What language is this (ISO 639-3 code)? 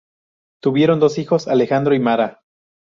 spa